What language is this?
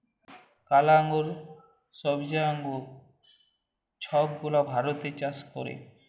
Bangla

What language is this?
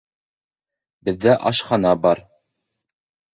Bashkir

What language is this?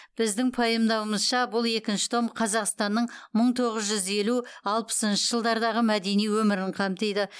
Kazakh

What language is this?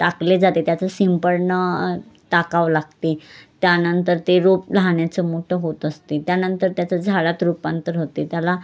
Marathi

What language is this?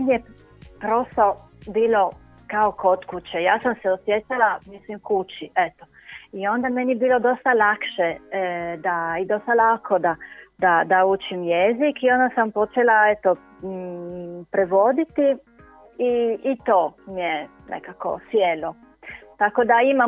Croatian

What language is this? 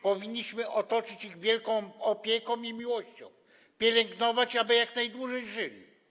Polish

